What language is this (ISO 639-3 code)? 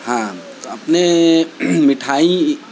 urd